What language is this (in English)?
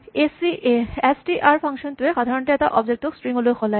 Assamese